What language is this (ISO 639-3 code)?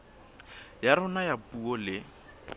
sot